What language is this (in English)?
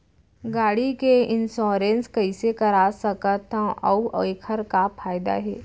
Chhattisgarhi